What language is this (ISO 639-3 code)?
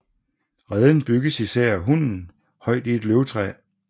dan